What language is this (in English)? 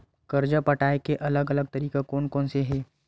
Chhattisgarhi